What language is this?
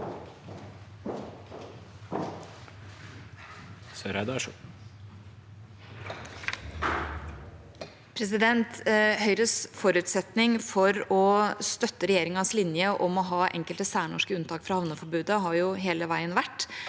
Norwegian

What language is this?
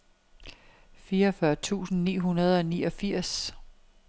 Danish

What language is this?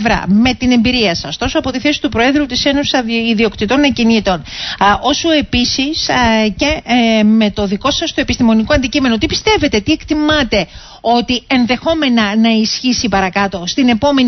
Greek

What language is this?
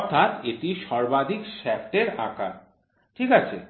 Bangla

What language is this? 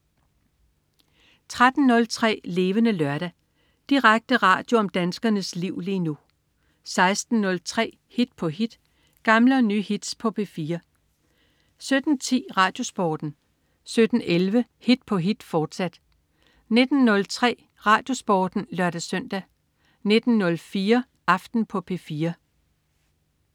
Danish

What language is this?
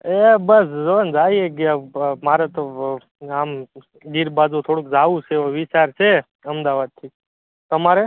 Gujarati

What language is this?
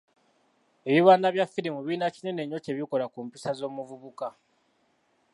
Ganda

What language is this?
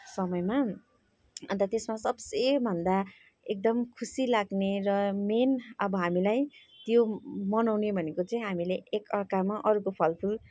Nepali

